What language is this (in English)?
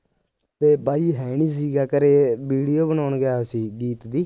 Punjabi